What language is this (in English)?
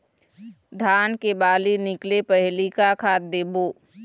Chhattisgarhi